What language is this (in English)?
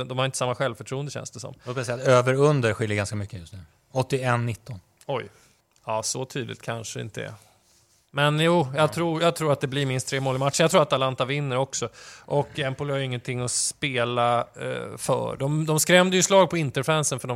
Swedish